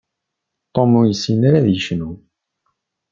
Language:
Kabyle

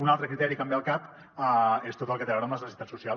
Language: Catalan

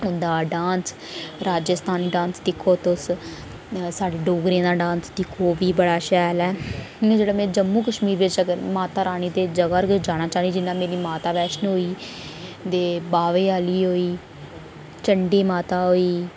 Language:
Dogri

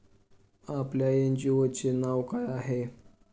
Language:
Marathi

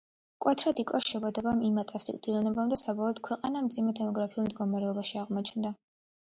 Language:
Georgian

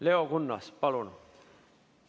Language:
Estonian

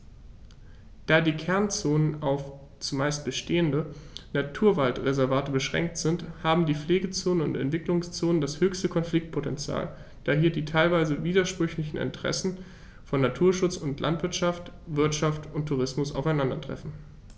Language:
German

